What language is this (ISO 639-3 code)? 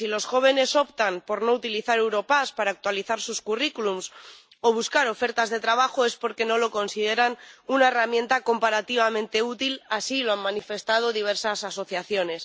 spa